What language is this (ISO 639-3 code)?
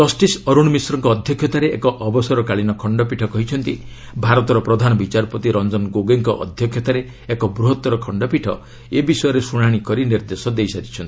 ori